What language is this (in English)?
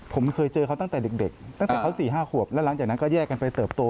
Thai